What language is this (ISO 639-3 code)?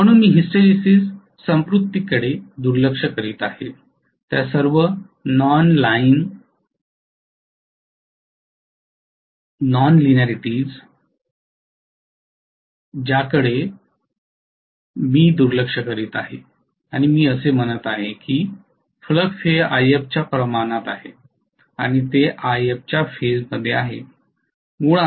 mar